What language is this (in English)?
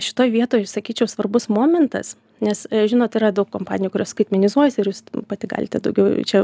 Lithuanian